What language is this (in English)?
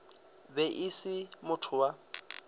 Northern Sotho